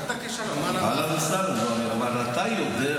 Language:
Hebrew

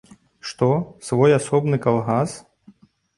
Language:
Belarusian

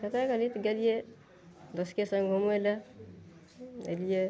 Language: Maithili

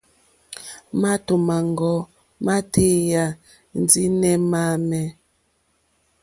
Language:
Mokpwe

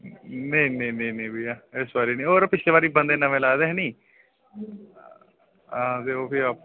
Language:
Dogri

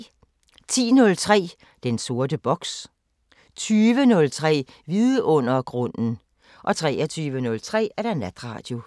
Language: Danish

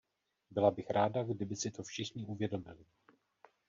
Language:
Czech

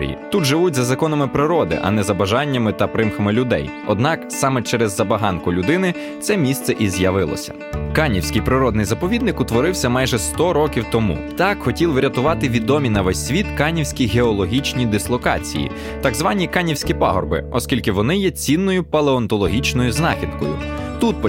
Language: Ukrainian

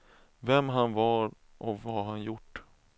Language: Swedish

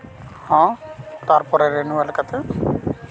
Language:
Santali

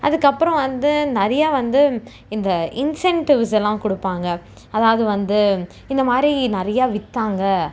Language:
Tamil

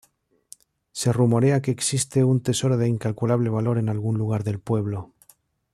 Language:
Spanish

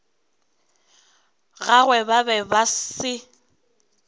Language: Northern Sotho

